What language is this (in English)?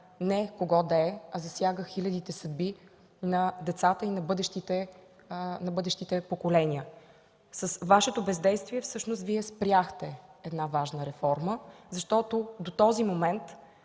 Bulgarian